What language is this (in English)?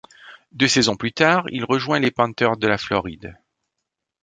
French